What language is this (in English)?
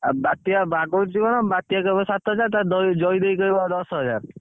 Odia